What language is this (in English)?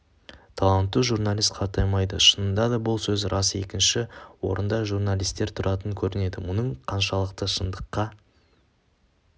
Kazakh